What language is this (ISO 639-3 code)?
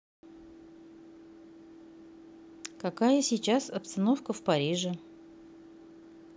rus